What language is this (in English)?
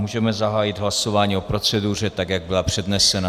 Czech